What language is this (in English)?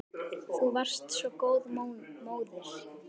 Icelandic